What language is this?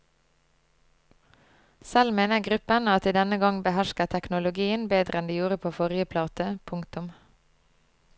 Norwegian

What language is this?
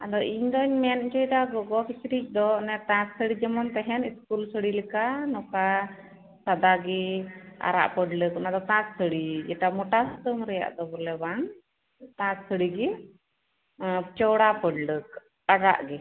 Santali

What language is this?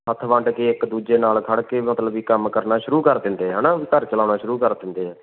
Punjabi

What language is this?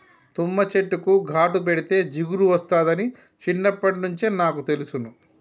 Telugu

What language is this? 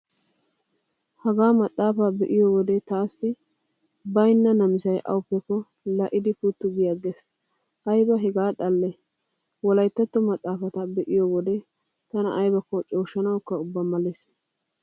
Wolaytta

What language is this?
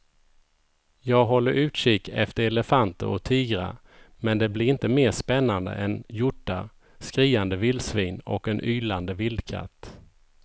Swedish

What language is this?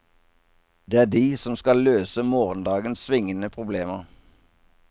Norwegian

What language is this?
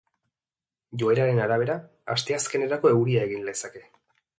Basque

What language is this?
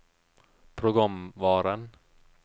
Norwegian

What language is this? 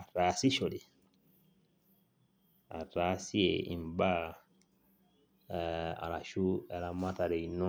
Masai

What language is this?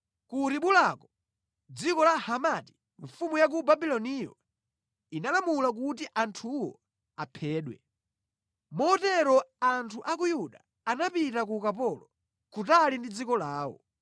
Nyanja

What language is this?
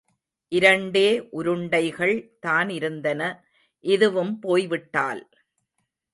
Tamil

